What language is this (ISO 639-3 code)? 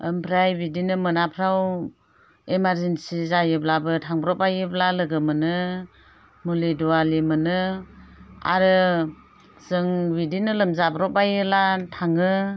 brx